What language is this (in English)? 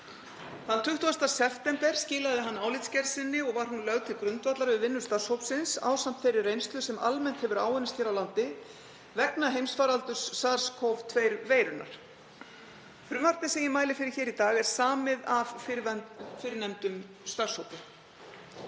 Icelandic